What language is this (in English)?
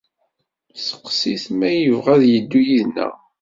Kabyle